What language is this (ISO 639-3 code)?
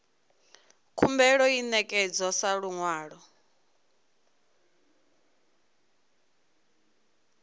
ven